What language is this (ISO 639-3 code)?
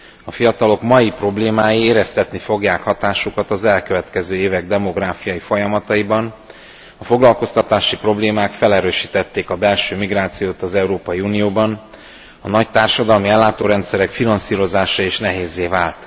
hun